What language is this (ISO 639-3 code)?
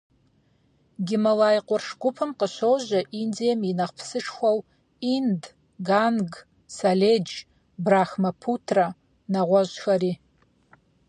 kbd